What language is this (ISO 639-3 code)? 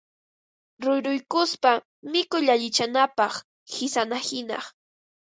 qva